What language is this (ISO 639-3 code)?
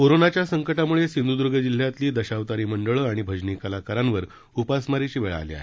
mar